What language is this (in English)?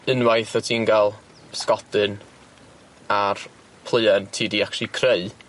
Welsh